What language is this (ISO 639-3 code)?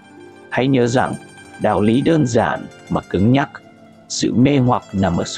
vie